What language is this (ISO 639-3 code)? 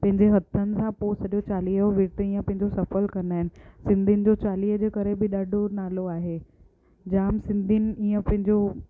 snd